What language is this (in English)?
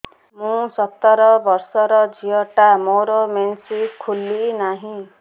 Odia